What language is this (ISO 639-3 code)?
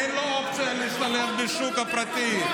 heb